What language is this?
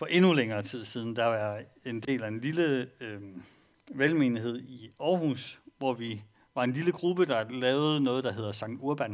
Danish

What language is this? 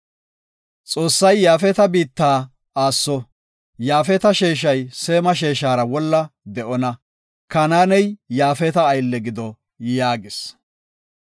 Gofa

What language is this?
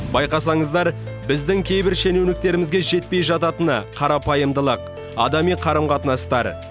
Kazakh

